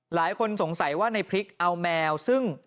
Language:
Thai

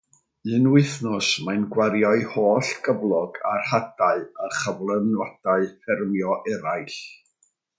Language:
Welsh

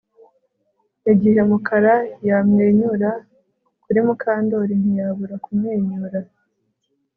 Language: Kinyarwanda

